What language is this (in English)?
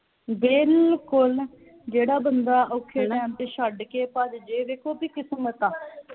Punjabi